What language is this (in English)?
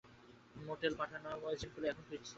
Bangla